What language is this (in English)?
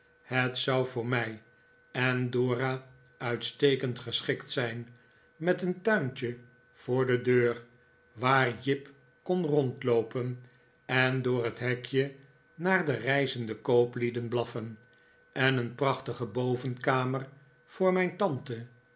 Dutch